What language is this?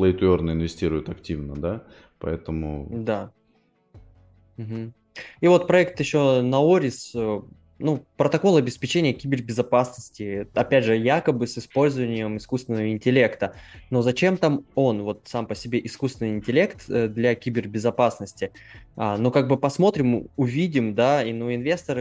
Russian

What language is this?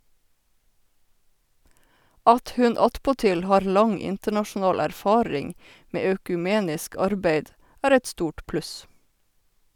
Norwegian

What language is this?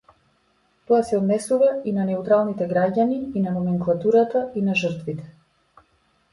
Macedonian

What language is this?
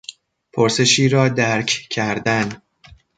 Persian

